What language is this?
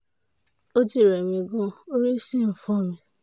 Yoruba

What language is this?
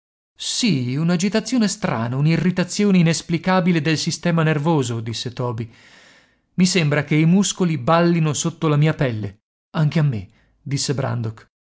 Italian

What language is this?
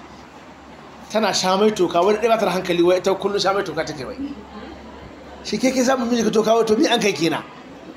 Arabic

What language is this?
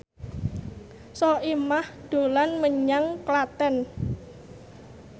Javanese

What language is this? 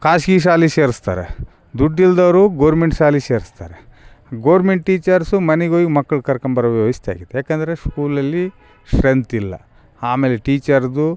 Kannada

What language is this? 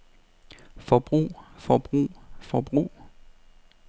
Danish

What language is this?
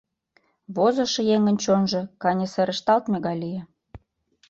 Mari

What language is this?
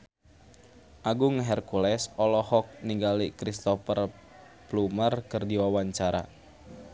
Sundanese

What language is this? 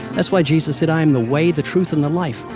English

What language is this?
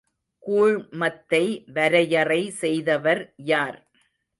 Tamil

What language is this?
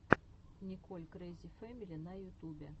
Russian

